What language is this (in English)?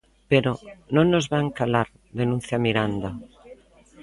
Galician